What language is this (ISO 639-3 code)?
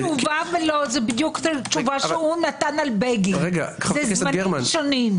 heb